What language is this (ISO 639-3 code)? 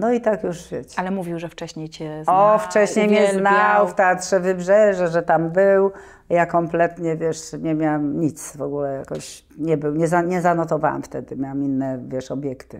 pol